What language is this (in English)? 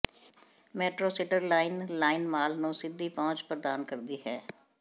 Punjabi